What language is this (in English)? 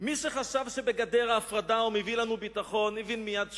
Hebrew